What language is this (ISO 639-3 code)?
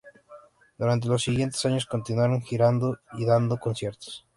spa